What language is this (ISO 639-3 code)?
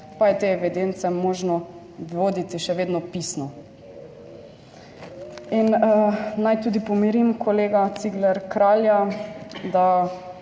slv